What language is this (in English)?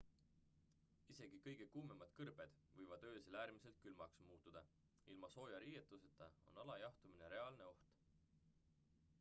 Estonian